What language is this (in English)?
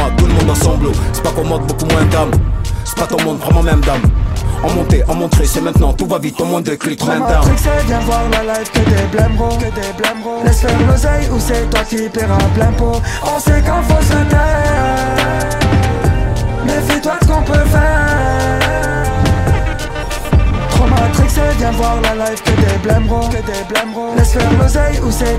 French